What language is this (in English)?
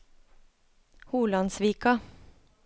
Norwegian